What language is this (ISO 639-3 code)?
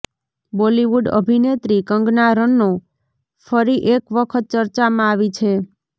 guj